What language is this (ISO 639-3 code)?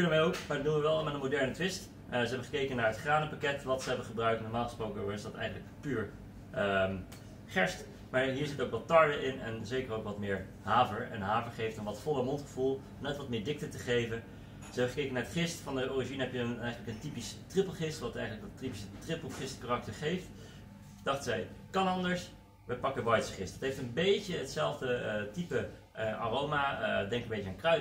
nld